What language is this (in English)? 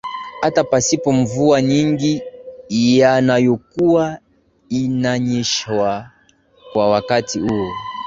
Swahili